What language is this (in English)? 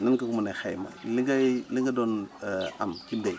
Wolof